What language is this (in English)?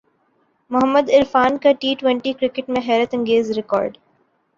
Urdu